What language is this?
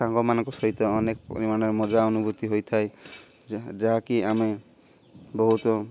Odia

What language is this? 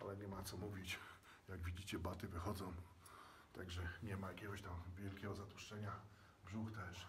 Polish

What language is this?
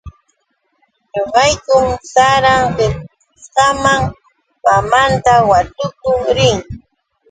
Yauyos Quechua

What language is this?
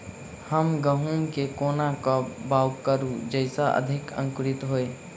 Maithili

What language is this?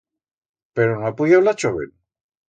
Aragonese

